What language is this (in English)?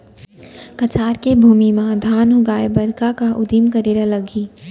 Chhattisgarhi